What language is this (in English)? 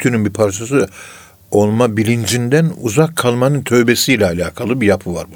Turkish